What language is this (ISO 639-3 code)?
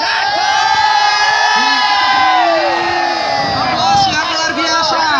ind